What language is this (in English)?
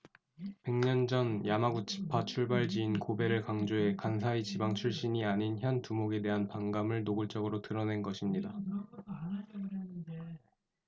Korean